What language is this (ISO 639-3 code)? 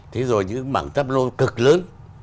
vie